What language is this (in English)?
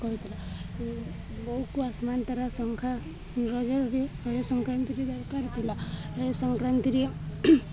Odia